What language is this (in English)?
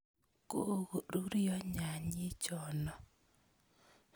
Kalenjin